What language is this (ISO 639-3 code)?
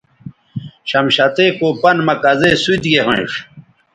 btv